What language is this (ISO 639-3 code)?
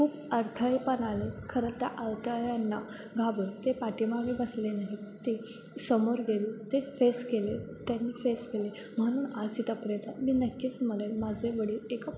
mar